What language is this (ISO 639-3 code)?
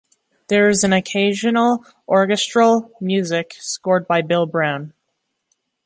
eng